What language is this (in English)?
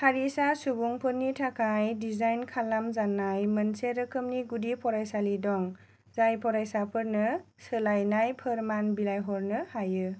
Bodo